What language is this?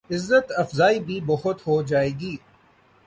Urdu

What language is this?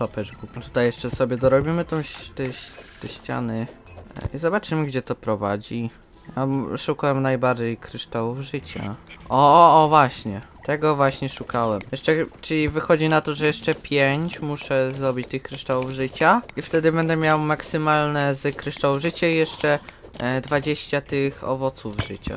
Polish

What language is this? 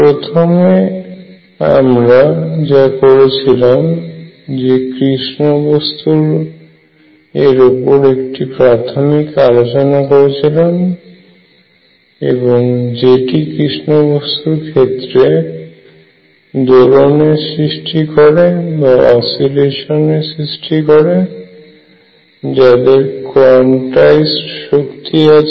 Bangla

